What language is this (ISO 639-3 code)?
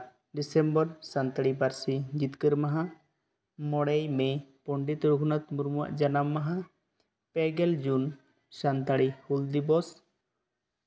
sat